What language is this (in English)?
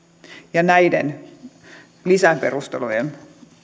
Finnish